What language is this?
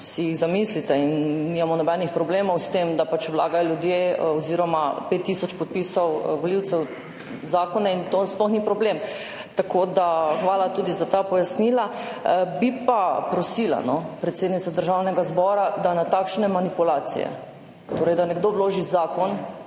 Slovenian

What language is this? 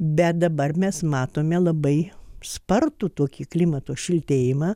Lithuanian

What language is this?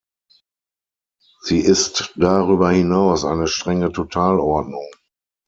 German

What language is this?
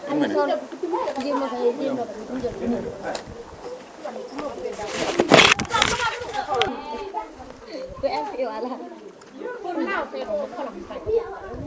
Wolof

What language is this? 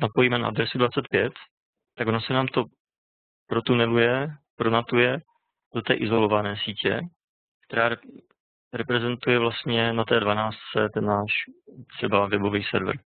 Czech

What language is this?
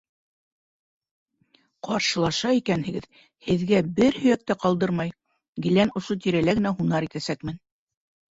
Bashkir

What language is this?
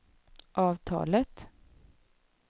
Swedish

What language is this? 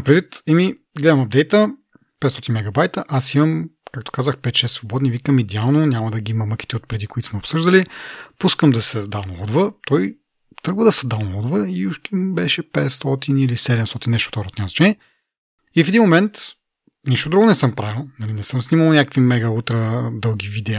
Bulgarian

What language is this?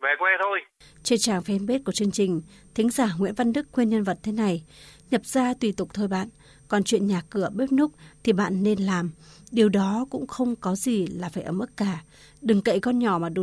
Vietnamese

